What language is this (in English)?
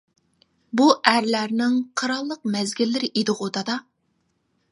Uyghur